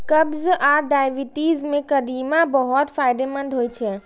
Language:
Maithili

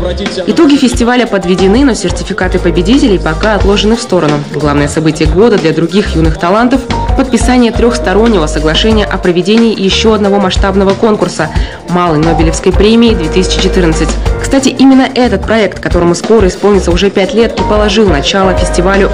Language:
Russian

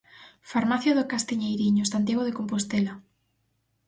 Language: Galician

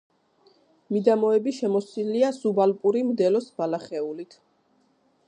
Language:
Georgian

